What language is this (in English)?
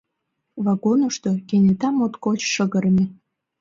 Mari